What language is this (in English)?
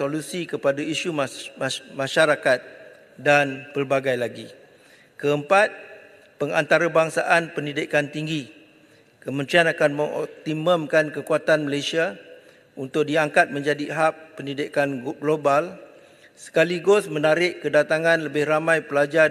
Malay